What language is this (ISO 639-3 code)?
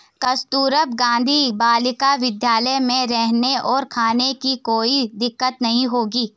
hin